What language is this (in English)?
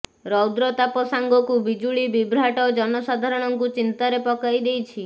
Odia